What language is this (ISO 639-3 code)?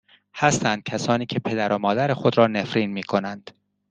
fas